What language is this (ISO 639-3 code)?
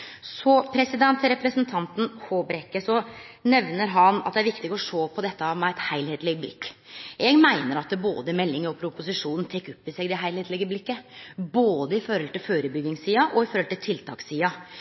nno